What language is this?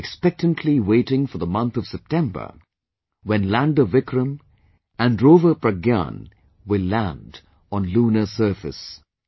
English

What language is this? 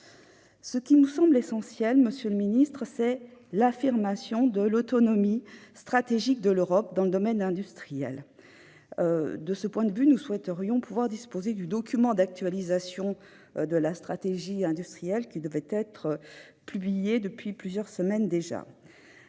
French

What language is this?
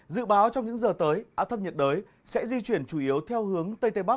Vietnamese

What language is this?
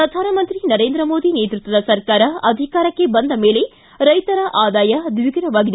Kannada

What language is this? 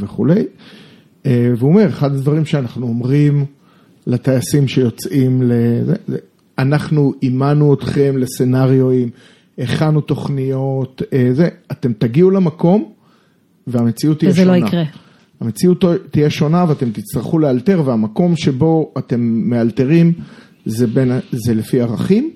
Hebrew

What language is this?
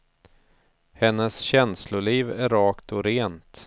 Swedish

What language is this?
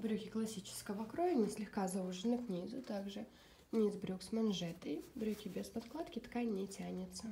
Russian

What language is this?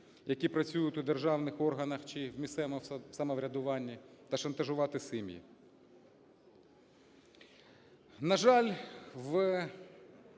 Ukrainian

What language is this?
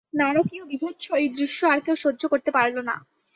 Bangla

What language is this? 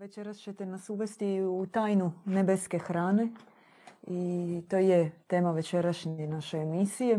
Croatian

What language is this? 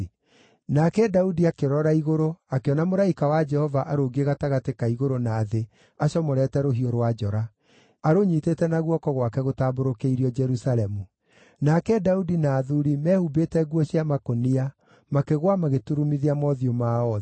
Kikuyu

